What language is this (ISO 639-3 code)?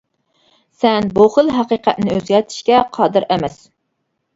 uig